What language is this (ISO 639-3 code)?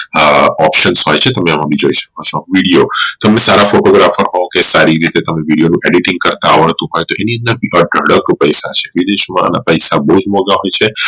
guj